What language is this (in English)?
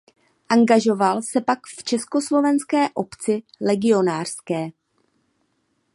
Czech